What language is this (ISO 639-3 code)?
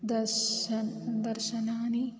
san